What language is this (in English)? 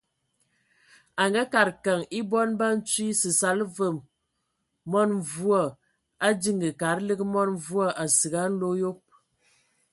Ewondo